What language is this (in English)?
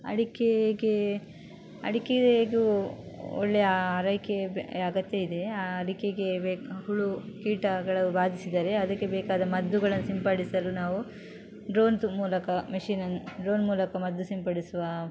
Kannada